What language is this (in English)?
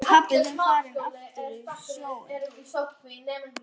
Icelandic